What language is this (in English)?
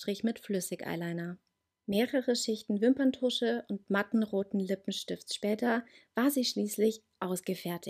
German